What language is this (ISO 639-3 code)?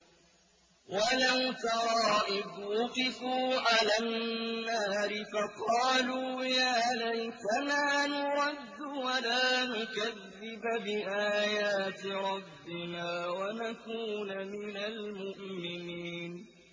ara